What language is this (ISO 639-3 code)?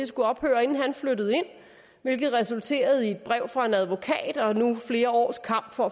dan